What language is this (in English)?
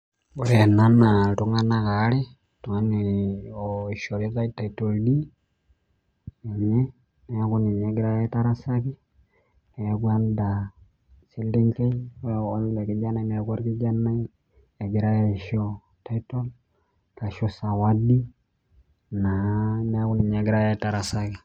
Masai